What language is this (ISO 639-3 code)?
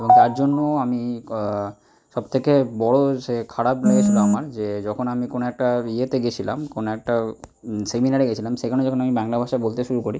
ben